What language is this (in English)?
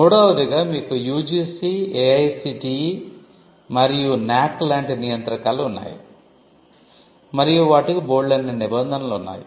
Telugu